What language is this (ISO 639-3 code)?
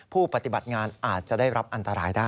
tha